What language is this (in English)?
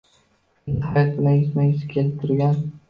Uzbek